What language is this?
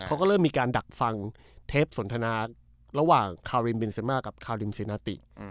Thai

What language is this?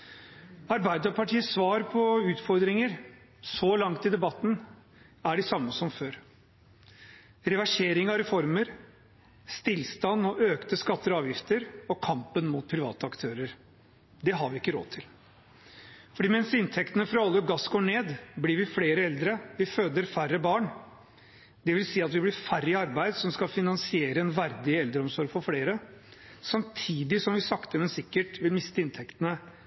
Norwegian Bokmål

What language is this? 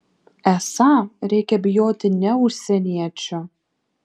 Lithuanian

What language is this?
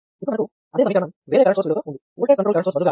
Telugu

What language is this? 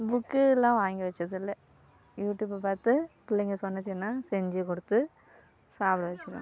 Tamil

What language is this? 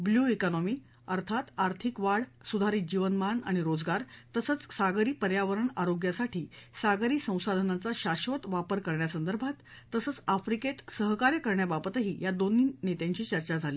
Marathi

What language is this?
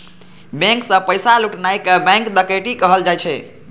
Maithili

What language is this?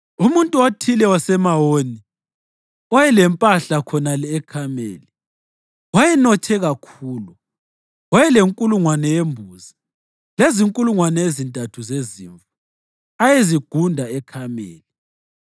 North Ndebele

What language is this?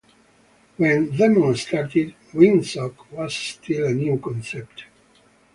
English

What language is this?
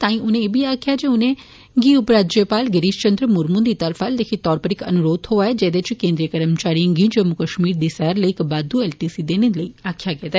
Dogri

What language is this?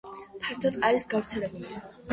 Georgian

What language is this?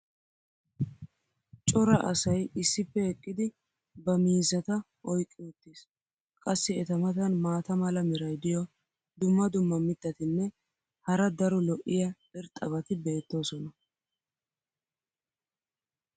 Wolaytta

